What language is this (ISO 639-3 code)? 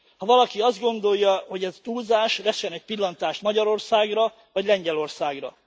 hun